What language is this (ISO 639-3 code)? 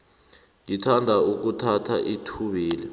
nbl